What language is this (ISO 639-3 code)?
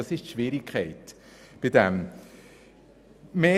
gsw